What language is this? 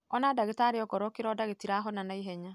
Kikuyu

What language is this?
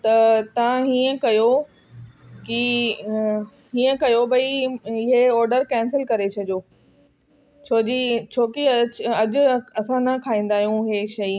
Sindhi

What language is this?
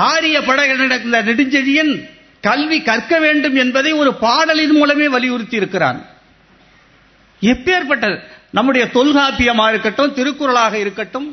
Tamil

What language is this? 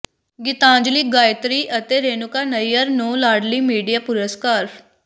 Punjabi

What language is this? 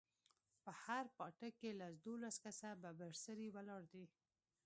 Pashto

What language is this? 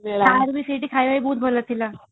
Odia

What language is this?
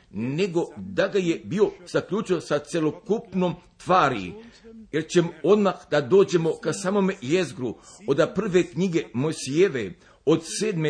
Croatian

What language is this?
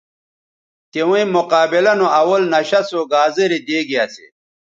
Bateri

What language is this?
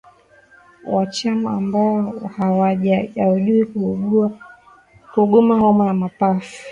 Swahili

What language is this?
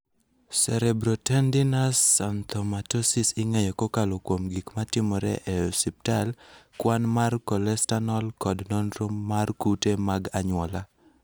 Luo (Kenya and Tanzania)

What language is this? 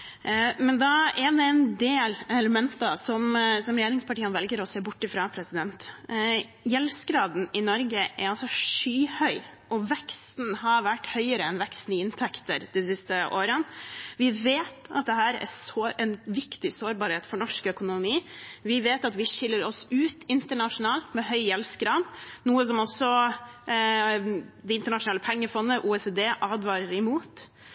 Norwegian Bokmål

